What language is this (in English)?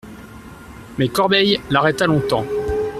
French